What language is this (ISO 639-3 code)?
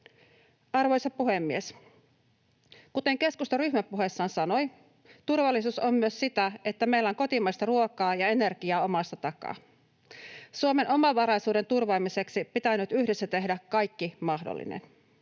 fin